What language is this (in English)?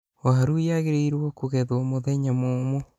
Kikuyu